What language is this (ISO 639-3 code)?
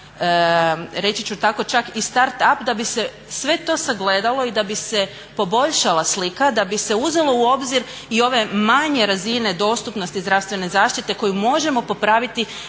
hrv